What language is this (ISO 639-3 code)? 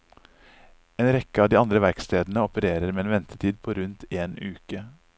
nor